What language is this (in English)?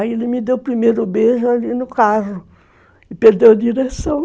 Portuguese